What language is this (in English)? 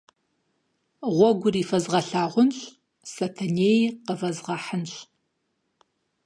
Kabardian